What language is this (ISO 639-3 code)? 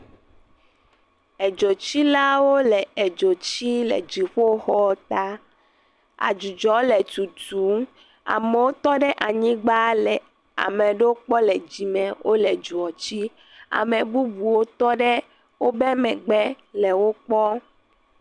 ewe